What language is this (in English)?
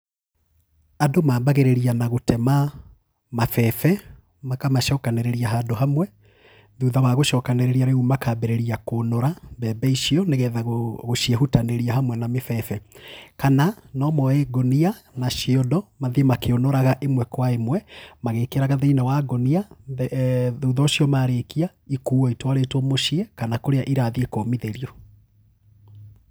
Kikuyu